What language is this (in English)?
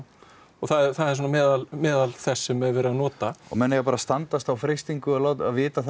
Icelandic